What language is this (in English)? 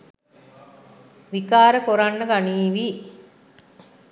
Sinhala